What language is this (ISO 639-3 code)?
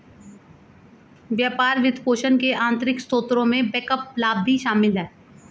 hin